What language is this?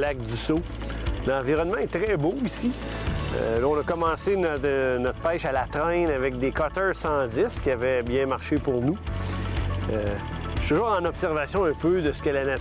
French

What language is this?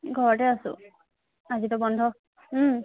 Assamese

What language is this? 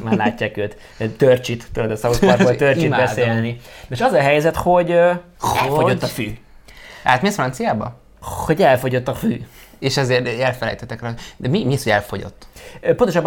Hungarian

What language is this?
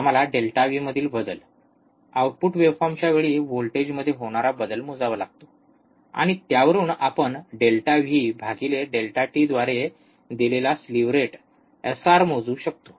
Marathi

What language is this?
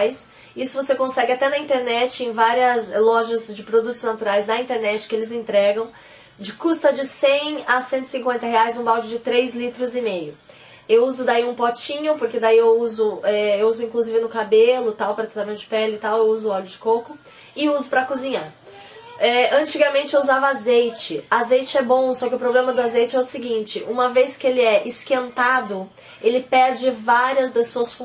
Portuguese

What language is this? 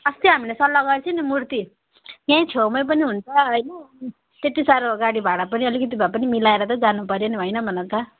Nepali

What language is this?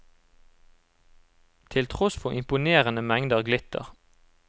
Norwegian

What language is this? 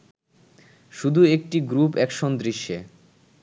Bangla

